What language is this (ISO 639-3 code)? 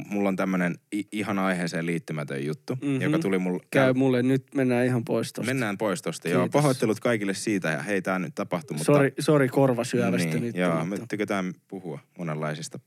fin